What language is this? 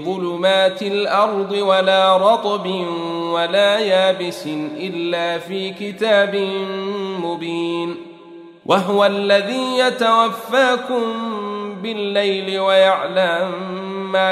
Arabic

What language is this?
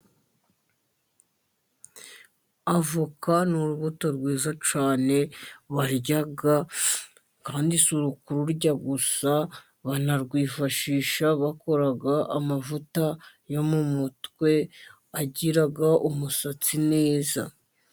Kinyarwanda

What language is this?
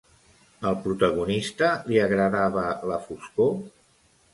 Catalan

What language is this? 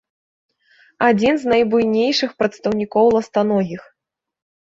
Belarusian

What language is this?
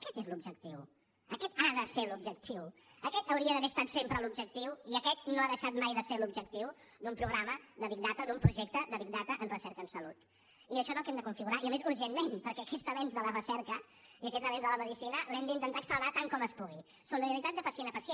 Catalan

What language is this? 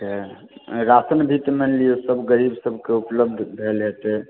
Maithili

